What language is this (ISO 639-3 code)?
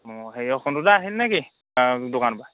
asm